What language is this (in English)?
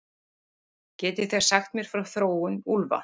Icelandic